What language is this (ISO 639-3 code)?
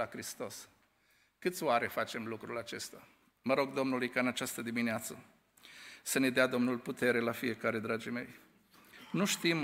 ron